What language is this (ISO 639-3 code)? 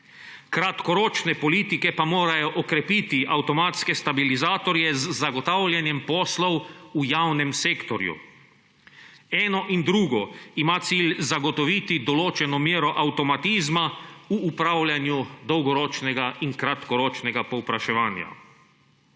slv